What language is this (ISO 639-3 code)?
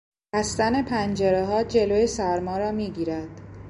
fas